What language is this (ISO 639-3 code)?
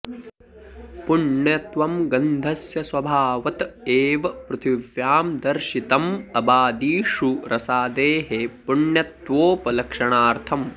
san